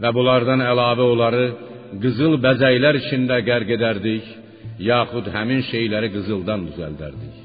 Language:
Persian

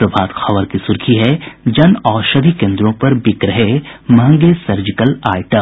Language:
Hindi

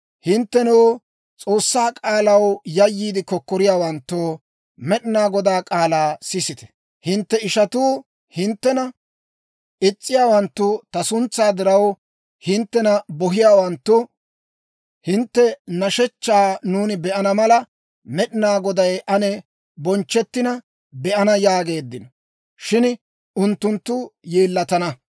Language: Dawro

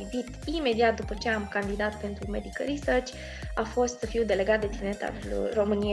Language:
Romanian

